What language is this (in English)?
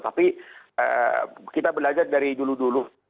Indonesian